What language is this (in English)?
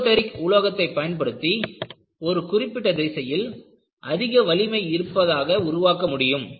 Tamil